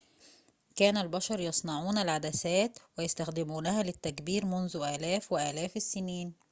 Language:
Arabic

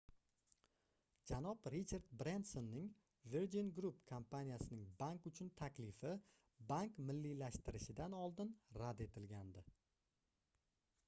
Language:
Uzbek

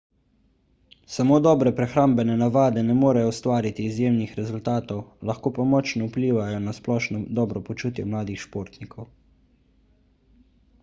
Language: Slovenian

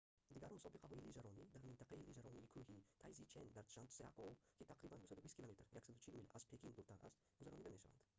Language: Tajik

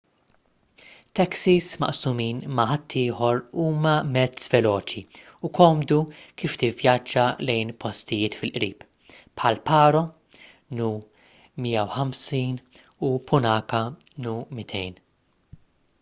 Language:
Maltese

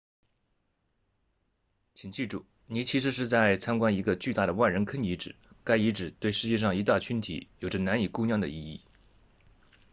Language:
Chinese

